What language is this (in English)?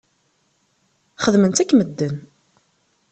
Kabyle